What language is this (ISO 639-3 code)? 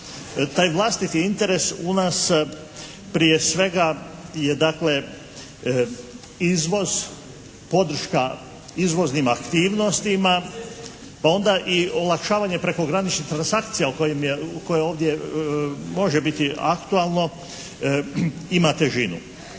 hrv